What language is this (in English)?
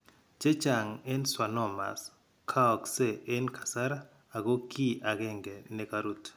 Kalenjin